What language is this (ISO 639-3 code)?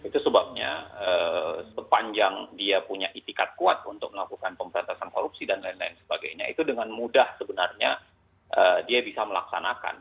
ind